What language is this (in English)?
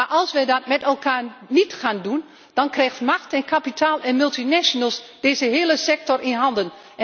Dutch